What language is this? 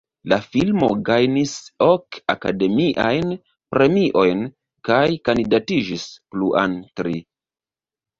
Esperanto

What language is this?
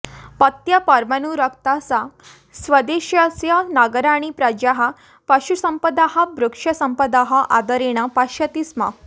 Sanskrit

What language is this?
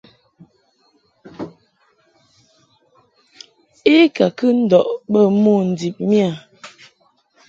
Mungaka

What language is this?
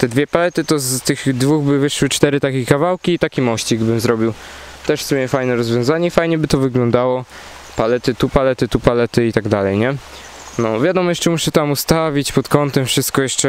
Polish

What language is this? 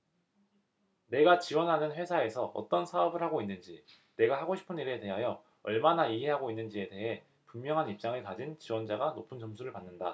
Korean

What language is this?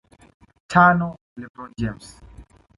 Swahili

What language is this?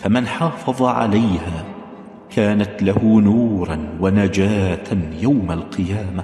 Arabic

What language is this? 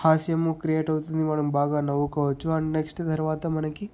Telugu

